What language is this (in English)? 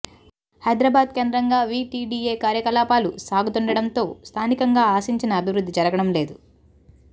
Telugu